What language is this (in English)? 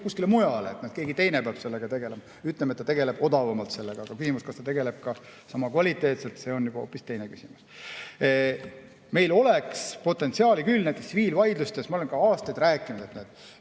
Estonian